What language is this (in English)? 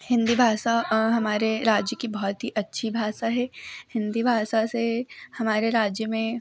Hindi